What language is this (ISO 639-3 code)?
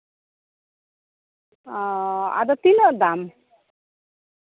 sat